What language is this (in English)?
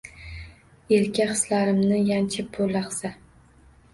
Uzbek